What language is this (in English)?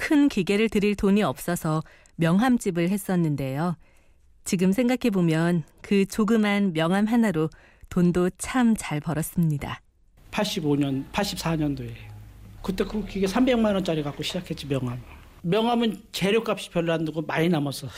Korean